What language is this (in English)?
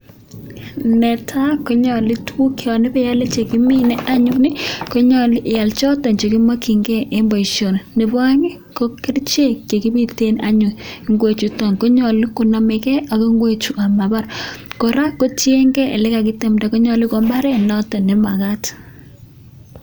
Kalenjin